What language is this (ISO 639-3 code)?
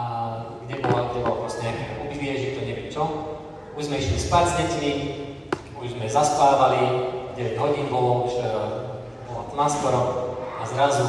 slk